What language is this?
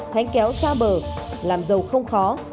Vietnamese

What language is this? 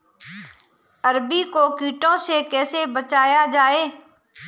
Hindi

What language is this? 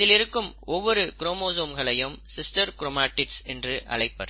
Tamil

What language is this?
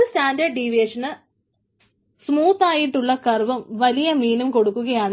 Malayalam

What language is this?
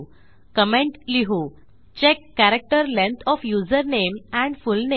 Marathi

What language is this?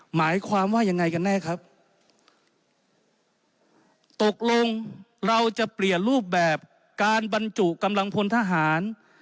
Thai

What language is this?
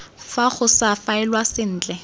Tswana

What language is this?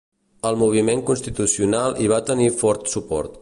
Catalan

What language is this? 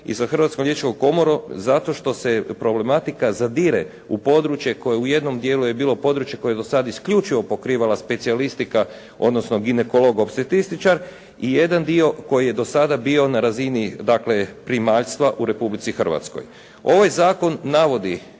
Croatian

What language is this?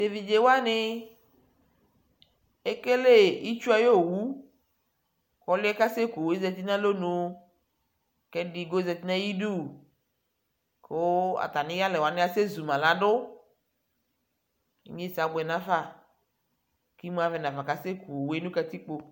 Ikposo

